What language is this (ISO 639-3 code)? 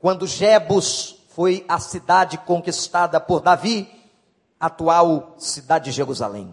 por